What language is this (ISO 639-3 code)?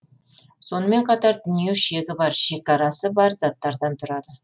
kaz